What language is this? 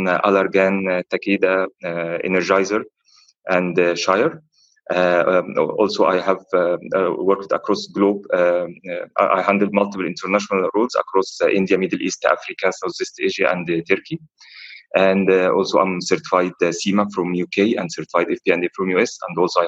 English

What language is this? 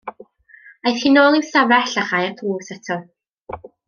Welsh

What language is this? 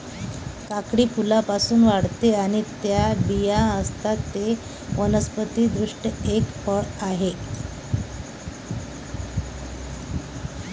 Marathi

